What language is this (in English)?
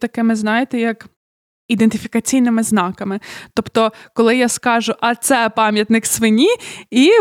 Ukrainian